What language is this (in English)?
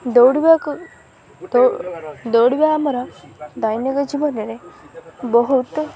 Odia